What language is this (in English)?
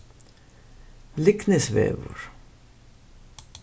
Faroese